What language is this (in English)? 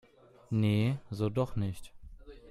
German